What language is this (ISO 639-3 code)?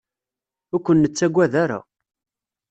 kab